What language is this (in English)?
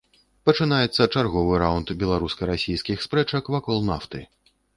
Belarusian